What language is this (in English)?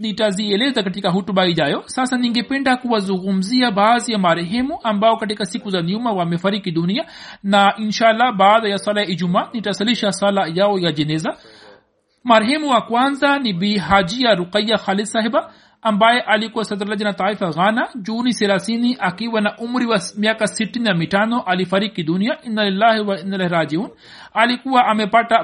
Swahili